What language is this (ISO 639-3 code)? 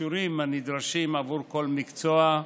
heb